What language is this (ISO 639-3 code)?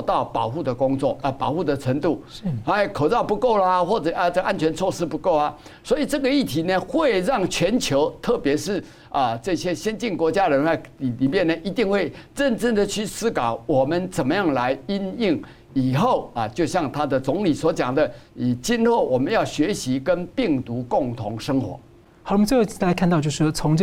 zho